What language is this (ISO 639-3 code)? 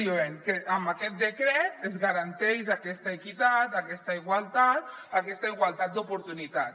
cat